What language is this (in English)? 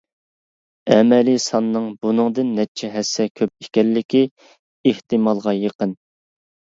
Uyghur